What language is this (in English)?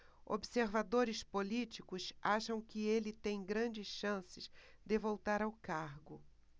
Portuguese